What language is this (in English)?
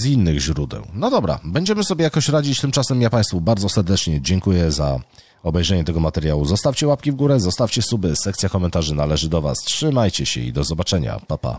Polish